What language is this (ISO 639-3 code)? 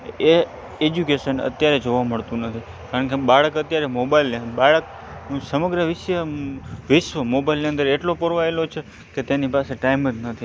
guj